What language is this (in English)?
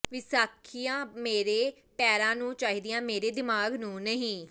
Punjabi